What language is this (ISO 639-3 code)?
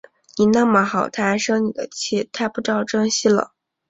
zho